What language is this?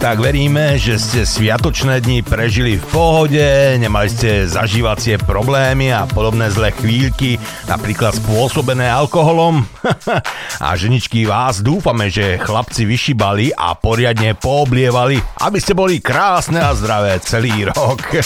Slovak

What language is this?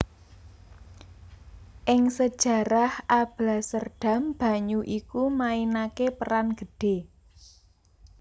Javanese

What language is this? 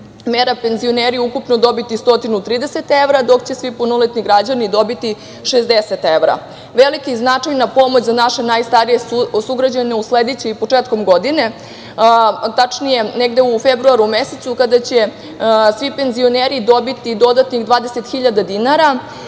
Serbian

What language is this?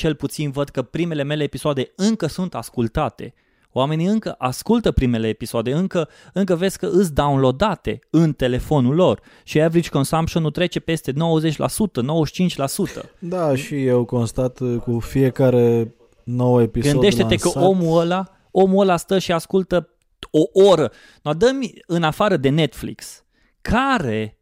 Romanian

